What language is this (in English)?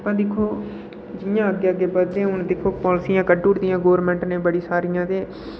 Dogri